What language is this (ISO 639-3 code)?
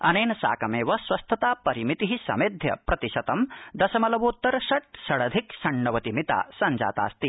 san